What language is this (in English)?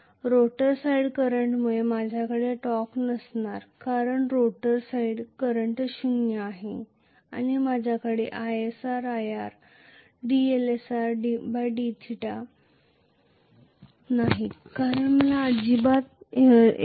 Marathi